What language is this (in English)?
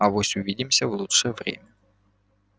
Russian